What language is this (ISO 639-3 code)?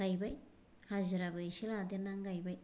brx